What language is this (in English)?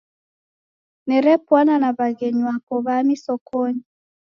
Taita